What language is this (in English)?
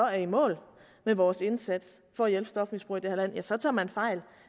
Danish